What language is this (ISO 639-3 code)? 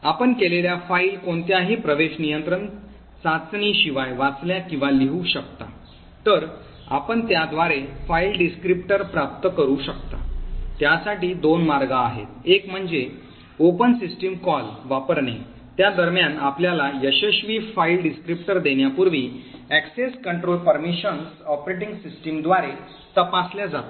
mar